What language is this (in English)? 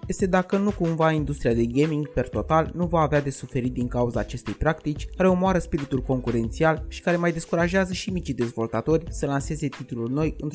Romanian